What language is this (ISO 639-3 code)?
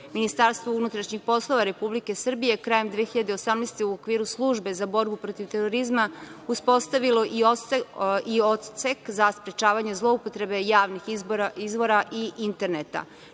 srp